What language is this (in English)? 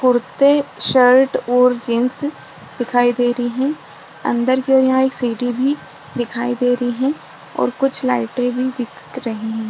Hindi